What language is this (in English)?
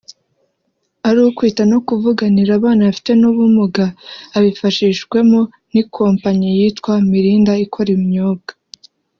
Kinyarwanda